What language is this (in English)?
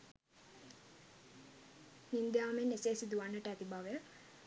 Sinhala